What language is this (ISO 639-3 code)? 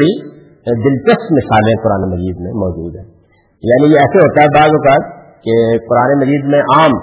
urd